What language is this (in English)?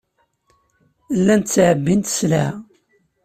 Kabyle